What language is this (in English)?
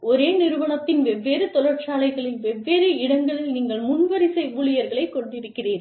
Tamil